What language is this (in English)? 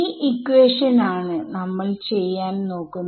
Malayalam